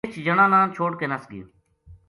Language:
Gujari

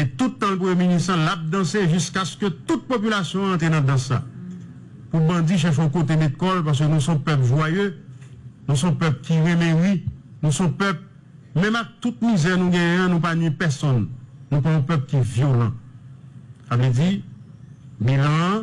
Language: French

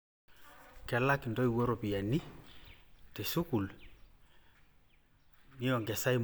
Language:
Masai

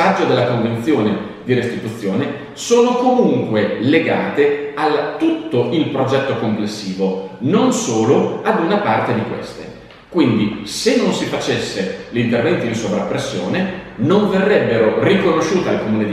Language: Italian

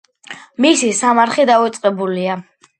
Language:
Georgian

